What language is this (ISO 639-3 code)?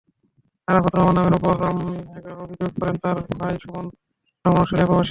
ben